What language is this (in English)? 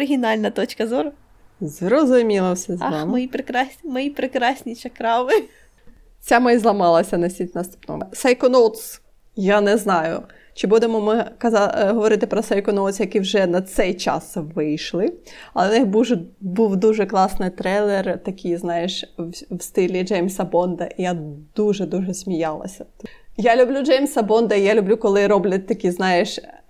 Ukrainian